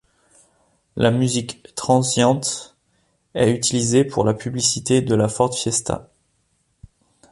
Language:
French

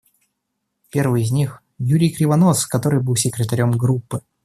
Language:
Russian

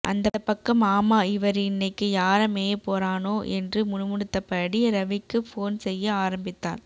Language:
Tamil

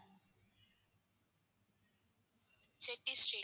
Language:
Tamil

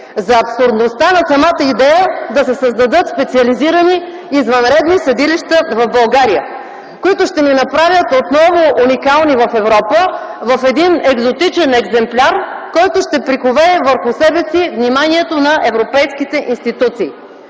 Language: Bulgarian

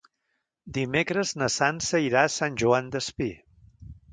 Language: Catalan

